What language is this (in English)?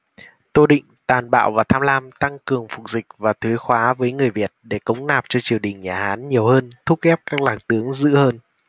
Vietnamese